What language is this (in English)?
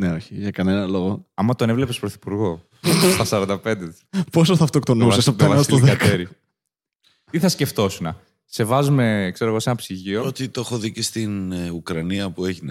Greek